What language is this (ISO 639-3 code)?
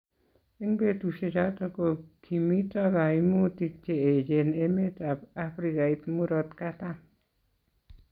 kln